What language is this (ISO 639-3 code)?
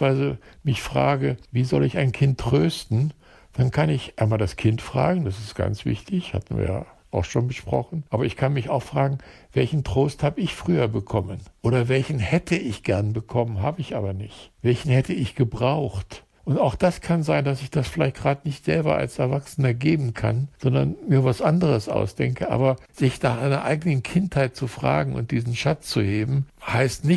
deu